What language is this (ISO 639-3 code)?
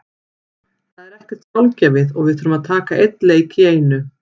isl